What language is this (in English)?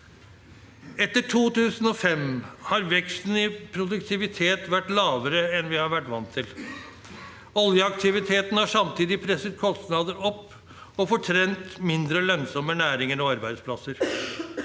Norwegian